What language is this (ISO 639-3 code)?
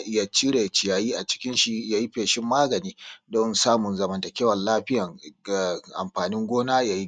hau